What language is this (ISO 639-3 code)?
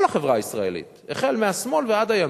heb